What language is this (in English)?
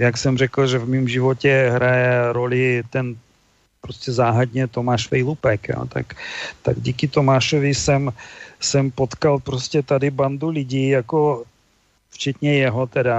Czech